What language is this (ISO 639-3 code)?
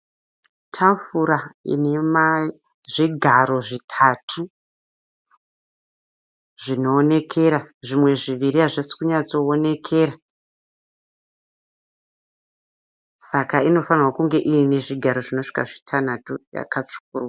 sna